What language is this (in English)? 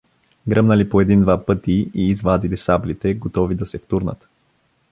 Bulgarian